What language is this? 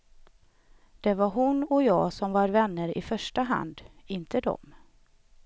Swedish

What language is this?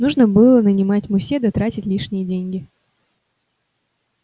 Russian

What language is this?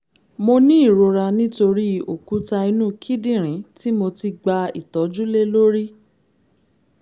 Yoruba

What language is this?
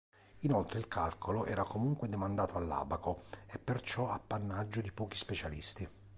Italian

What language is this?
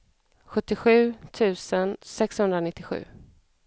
Swedish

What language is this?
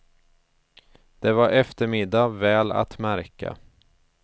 Swedish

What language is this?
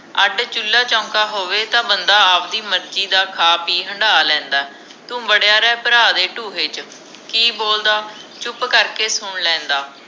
Punjabi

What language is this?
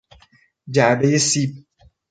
Persian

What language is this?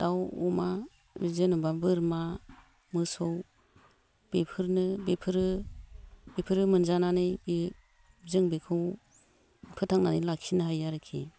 Bodo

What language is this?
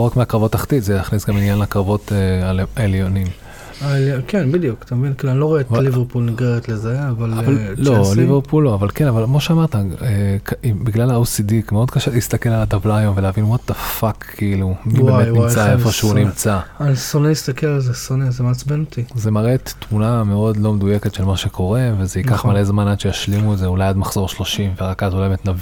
Hebrew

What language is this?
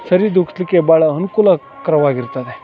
Kannada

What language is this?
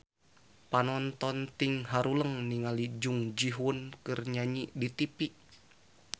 Sundanese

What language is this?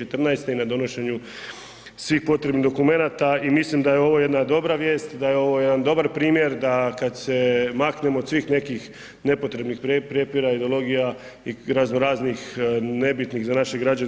Croatian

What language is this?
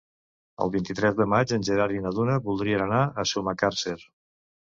Catalan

